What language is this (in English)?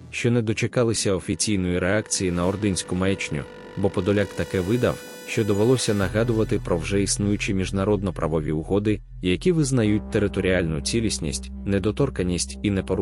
Ukrainian